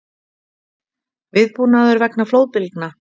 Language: Icelandic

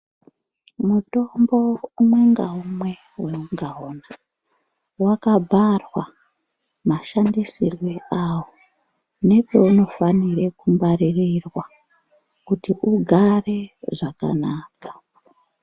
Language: Ndau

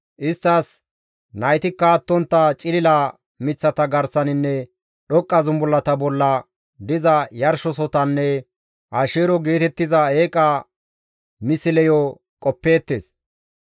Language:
Gamo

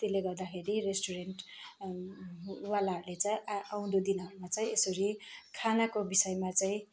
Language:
Nepali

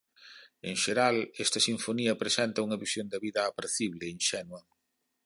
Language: Galician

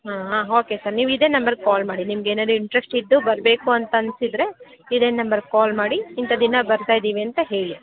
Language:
Kannada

